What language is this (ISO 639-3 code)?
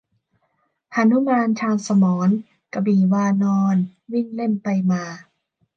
tha